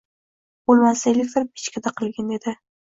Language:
Uzbek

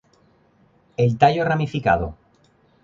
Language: Spanish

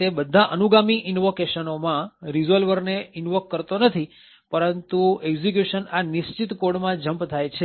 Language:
Gujarati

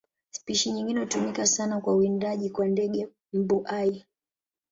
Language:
Swahili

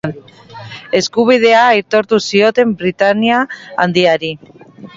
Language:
Basque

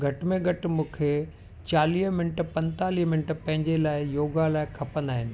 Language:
Sindhi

